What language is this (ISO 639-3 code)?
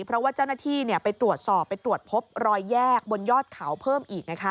tha